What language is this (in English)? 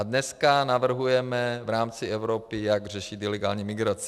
Czech